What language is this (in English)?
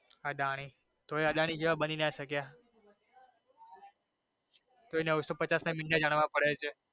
Gujarati